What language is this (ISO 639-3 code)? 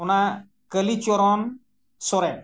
sat